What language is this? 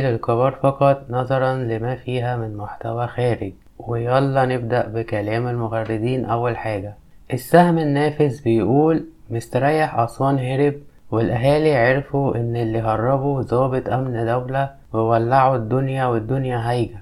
Arabic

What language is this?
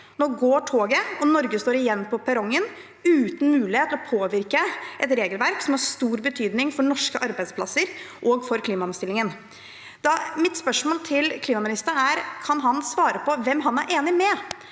Norwegian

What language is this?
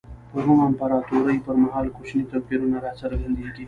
Pashto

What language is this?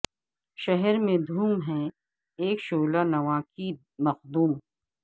Urdu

